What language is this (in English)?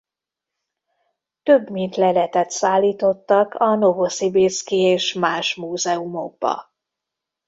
Hungarian